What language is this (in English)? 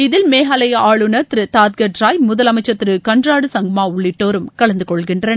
Tamil